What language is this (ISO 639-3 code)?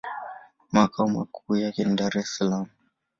swa